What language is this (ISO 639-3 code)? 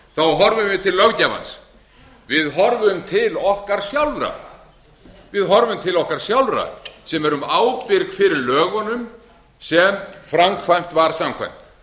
isl